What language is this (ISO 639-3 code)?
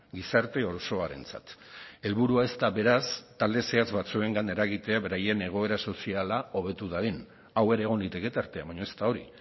eus